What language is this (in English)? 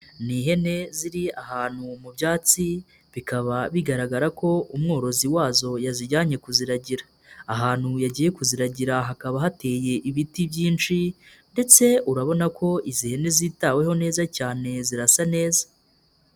Kinyarwanda